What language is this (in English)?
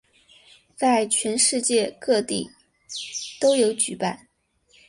Chinese